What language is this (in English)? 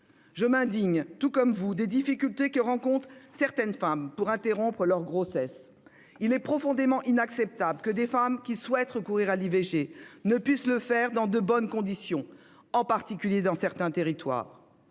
French